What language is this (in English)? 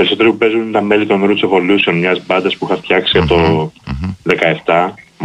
Greek